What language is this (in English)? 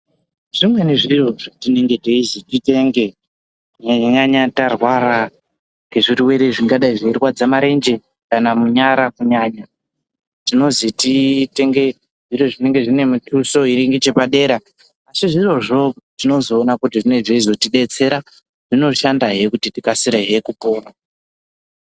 Ndau